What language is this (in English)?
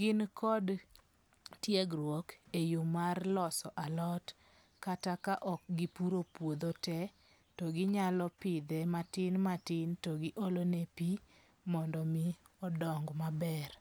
Luo (Kenya and Tanzania)